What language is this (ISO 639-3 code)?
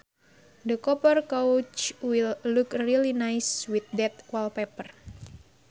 sun